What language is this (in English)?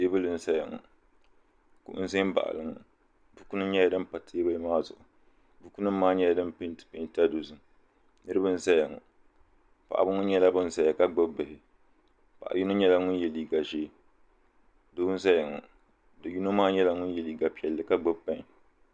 Dagbani